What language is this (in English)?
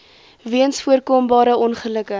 Afrikaans